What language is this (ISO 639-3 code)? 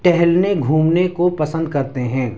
urd